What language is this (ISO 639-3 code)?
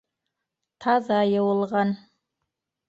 bak